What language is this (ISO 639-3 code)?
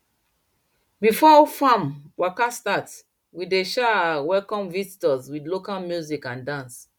pcm